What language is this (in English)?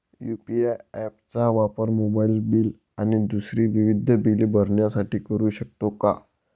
Marathi